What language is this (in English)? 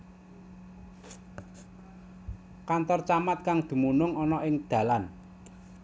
Javanese